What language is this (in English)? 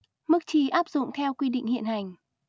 Vietnamese